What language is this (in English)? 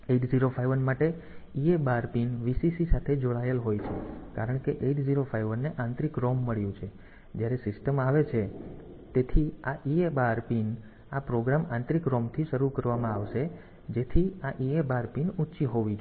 Gujarati